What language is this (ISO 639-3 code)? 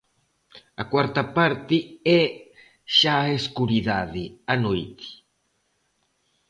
glg